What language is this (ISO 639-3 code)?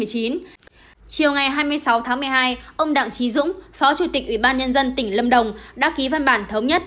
vie